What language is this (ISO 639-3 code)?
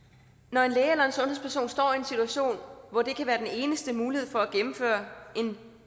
dan